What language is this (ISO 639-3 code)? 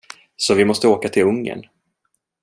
swe